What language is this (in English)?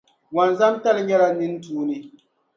Dagbani